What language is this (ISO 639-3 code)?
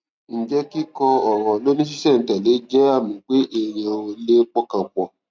yor